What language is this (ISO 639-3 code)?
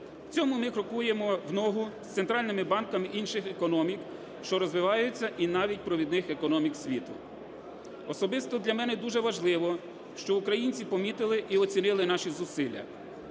ukr